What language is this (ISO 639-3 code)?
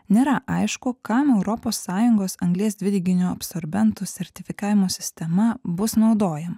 lit